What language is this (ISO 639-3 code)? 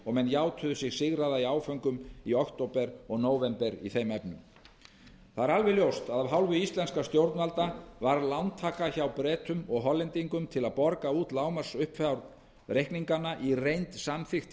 isl